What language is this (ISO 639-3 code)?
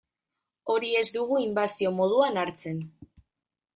eus